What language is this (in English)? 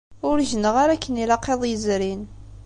Kabyle